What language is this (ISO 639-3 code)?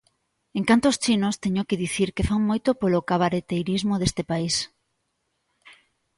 glg